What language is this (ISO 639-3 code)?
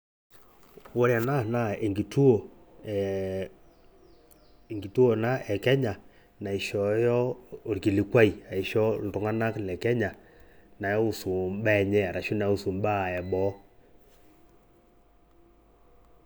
mas